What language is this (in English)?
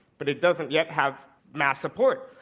English